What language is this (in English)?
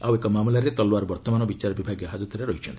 Odia